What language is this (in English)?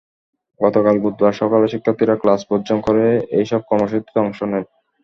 Bangla